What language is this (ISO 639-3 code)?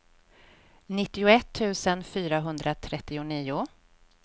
swe